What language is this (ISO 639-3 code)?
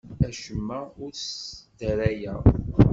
kab